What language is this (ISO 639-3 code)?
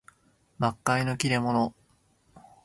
jpn